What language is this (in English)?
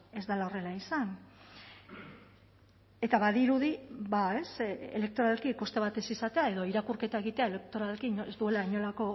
Basque